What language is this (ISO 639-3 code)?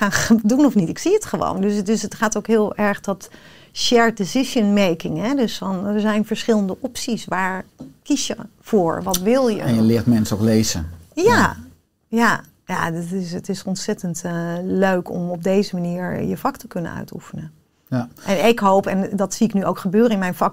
nld